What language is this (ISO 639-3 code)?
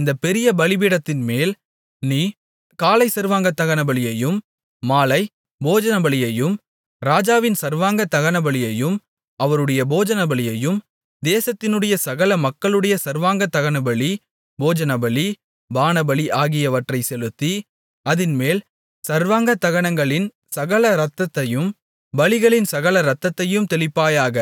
tam